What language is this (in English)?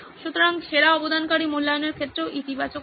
Bangla